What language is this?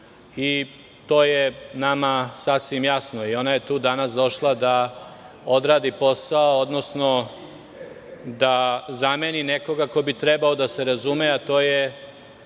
Serbian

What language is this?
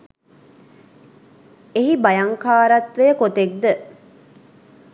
Sinhala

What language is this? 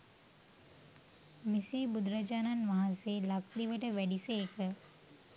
Sinhala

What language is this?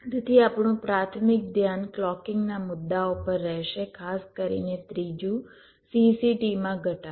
Gujarati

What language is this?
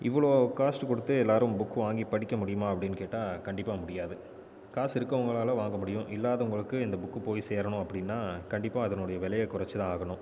Tamil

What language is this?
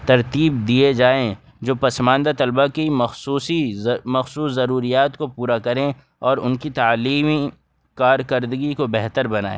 Urdu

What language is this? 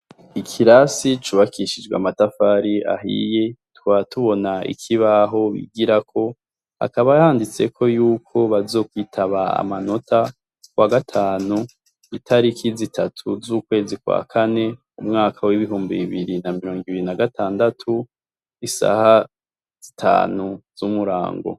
Rundi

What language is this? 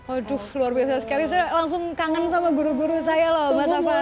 Indonesian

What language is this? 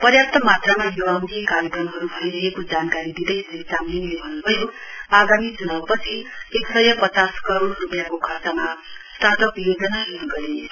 Nepali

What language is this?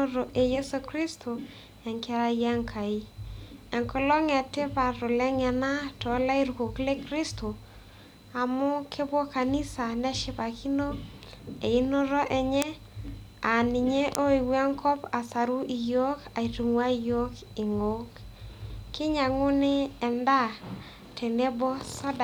Masai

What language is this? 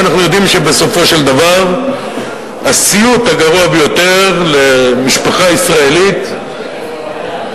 Hebrew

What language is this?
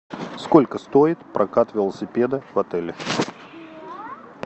Russian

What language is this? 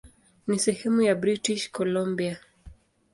Swahili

